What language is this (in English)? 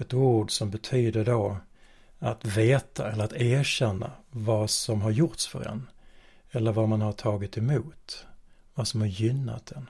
Swedish